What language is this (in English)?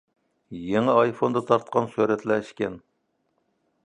Uyghur